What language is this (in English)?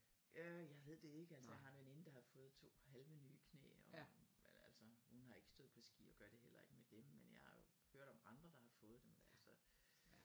Danish